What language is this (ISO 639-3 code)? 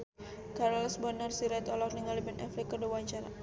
sun